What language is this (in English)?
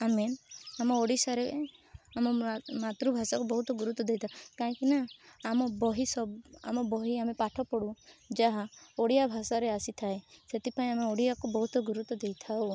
Odia